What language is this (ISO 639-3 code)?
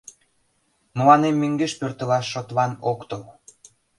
chm